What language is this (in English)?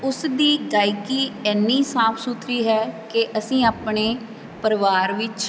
Punjabi